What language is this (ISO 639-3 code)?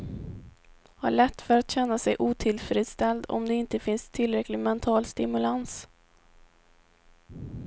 swe